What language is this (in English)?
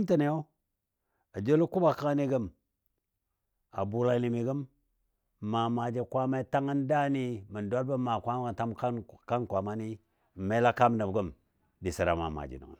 Dadiya